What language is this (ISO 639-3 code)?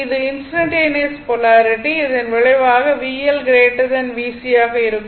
tam